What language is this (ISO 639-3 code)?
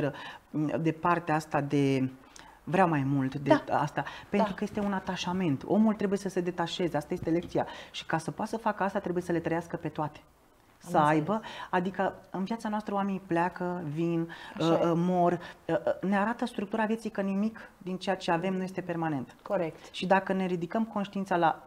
ron